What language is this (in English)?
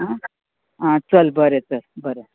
Konkani